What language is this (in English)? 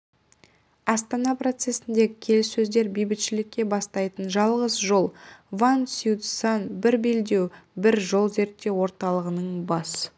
Kazakh